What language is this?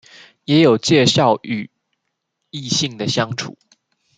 Chinese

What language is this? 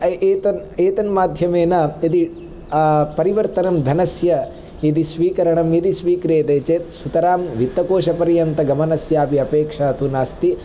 Sanskrit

